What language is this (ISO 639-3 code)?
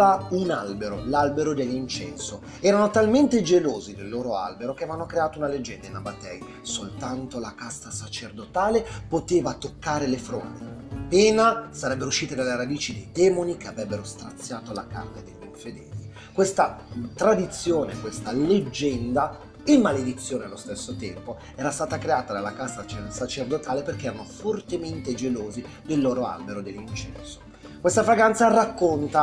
ita